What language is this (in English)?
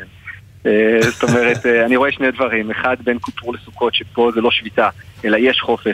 Hebrew